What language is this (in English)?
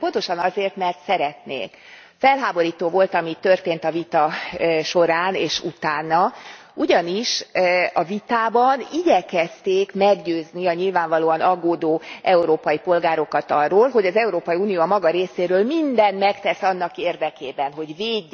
Hungarian